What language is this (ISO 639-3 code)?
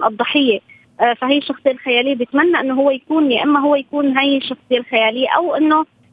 ara